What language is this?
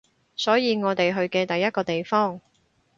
Cantonese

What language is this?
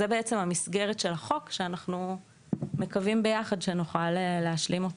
Hebrew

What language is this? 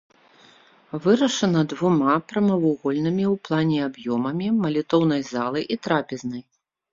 Belarusian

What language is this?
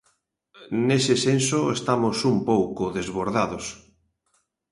Galician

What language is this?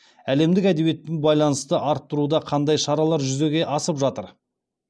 Kazakh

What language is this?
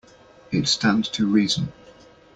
English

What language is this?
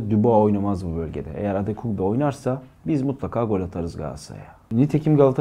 Turkish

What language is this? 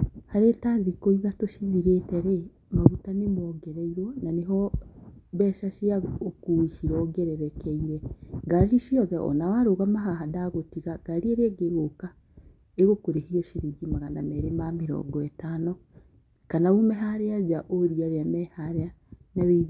Kikuyu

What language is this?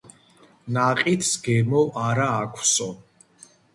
Georgian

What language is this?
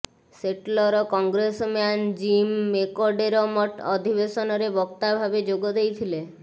Odia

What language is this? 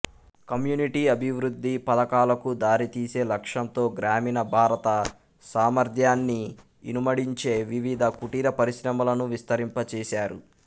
Telugu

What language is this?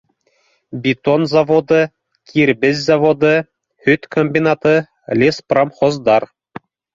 Bashkir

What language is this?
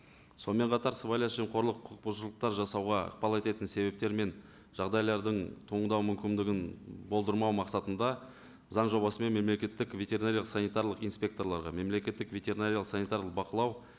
Kazakh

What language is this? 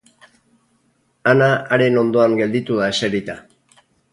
Basque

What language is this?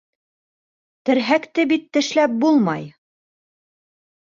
Bashkir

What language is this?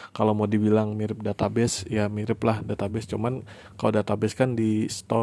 Indonesian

